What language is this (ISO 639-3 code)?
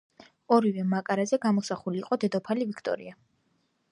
kat